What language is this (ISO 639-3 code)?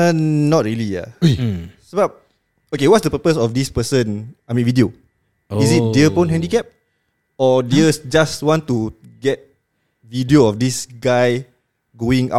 msa